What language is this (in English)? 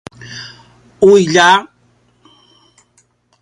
Paiwan